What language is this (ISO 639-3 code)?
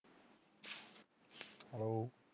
pan